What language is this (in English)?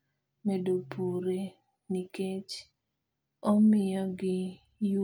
Luo (Kenya and Tanzania)